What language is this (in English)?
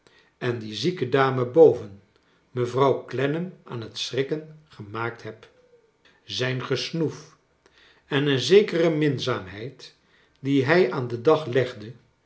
Dutch